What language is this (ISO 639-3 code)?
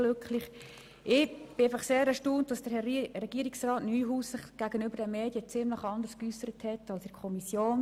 gsw